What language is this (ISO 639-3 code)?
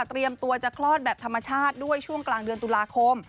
tha